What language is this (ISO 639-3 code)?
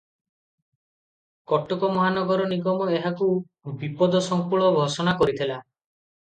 ori